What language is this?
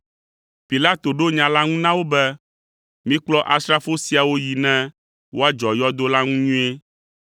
Ewe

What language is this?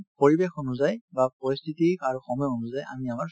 Assamese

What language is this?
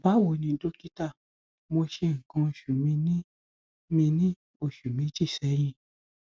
Yoruba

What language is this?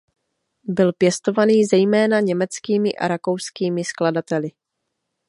Czech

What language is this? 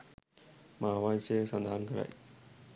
Sinhala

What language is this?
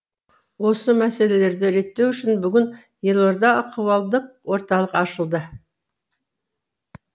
Kazakh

